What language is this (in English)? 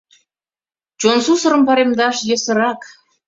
Mari